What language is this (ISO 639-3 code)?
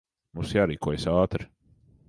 lav